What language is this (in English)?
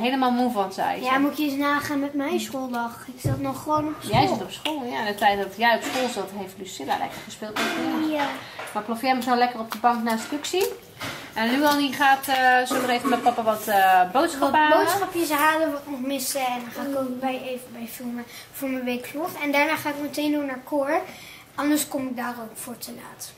Dutch